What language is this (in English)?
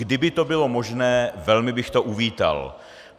Czech